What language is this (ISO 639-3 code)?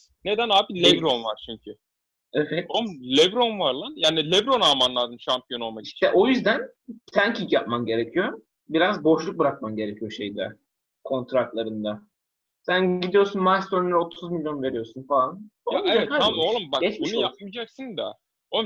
tur